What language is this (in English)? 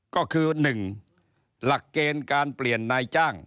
Thai